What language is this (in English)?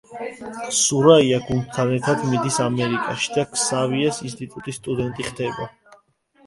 Georgian